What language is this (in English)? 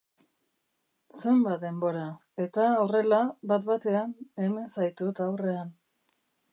Basque